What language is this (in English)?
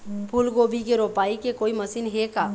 Chhattisgarhi